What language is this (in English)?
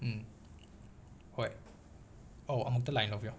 Manipuri